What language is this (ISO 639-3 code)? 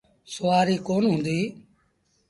sbn